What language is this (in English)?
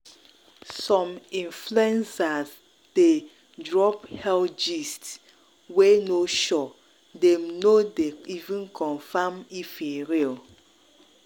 Nigerian Pidgin